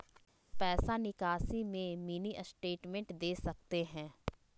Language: Magahi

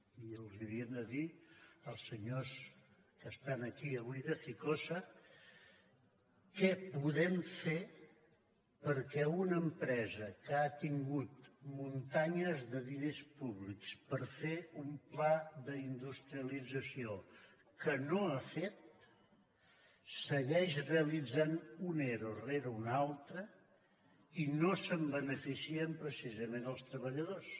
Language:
Catalan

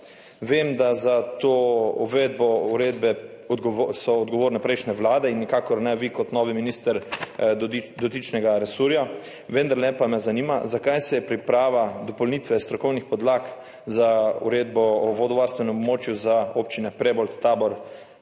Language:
Slovenian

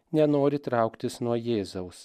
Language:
Lithuanian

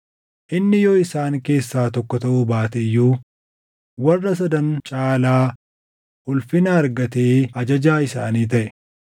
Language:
Oromo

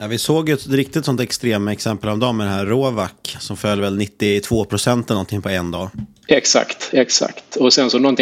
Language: Swedish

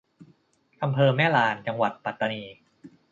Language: Thai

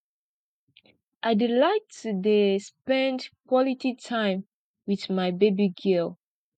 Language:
Nigerian Pidgin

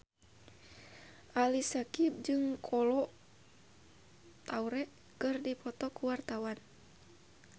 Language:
Sundanese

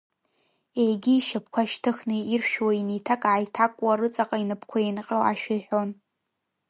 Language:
Abkhazian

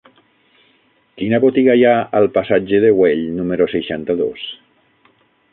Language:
Catalan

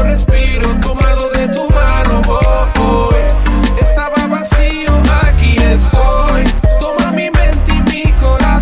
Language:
Spanish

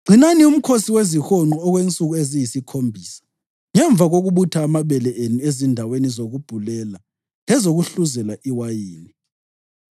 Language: North Ndebele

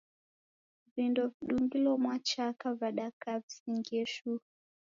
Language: Taita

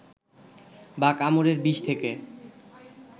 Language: Bangla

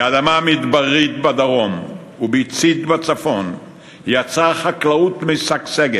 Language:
Hebrew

